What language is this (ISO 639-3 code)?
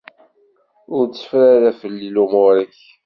kab